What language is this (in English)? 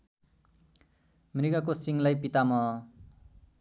Nepali